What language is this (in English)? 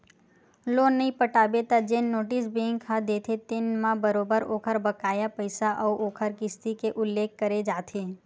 Chhattisgarhi